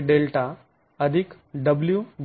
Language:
Marathi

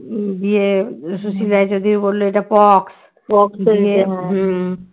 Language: Bangla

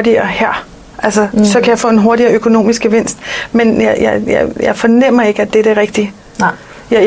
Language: Danish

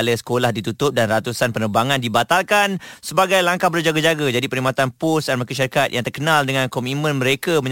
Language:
Malay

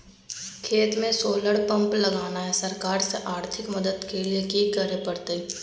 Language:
Magahi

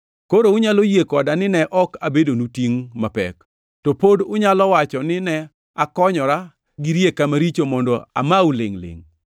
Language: Luo (Kenya and Tanzania)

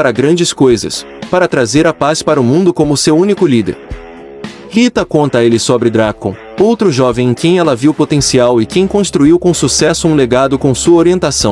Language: Portuguese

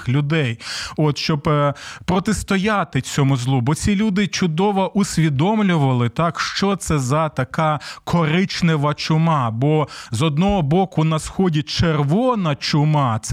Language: Ukrainian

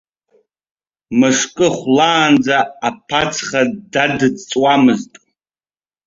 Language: Abkhazian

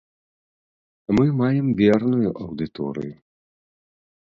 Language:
Belarusian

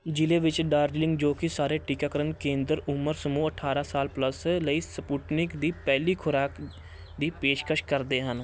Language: Punjabi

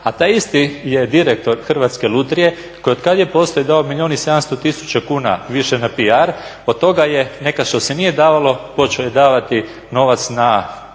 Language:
Croatian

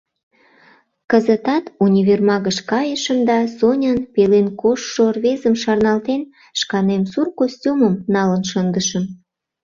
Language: Mari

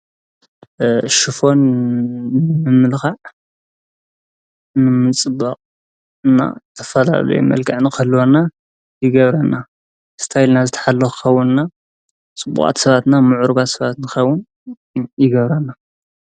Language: Tigrinya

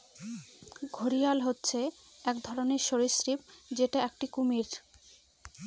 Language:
Bangla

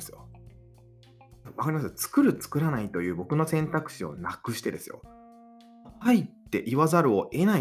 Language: Japanese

